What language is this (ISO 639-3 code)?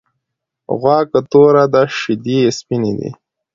pus